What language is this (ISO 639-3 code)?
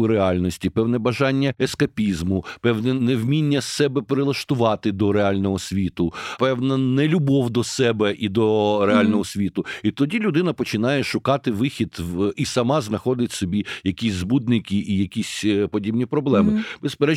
ukr